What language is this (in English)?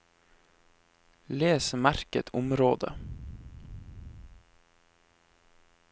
Norwegian